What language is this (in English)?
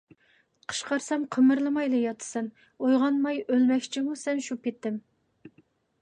Uyghur